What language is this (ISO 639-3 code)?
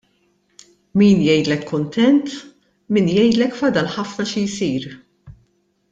mlt